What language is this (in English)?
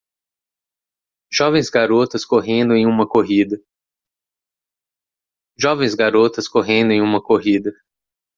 Portuguese